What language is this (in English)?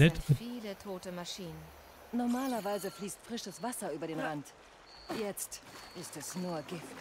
German